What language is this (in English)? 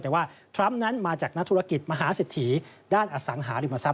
Thai